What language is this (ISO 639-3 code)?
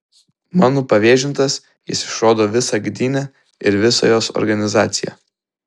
lit